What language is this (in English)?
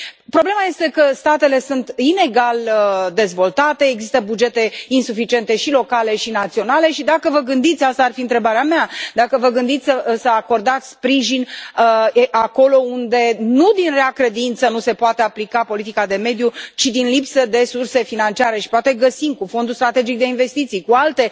Romanian